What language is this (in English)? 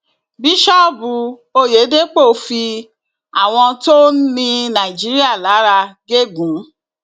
Yoruba